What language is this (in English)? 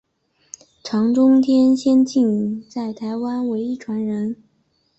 Chinese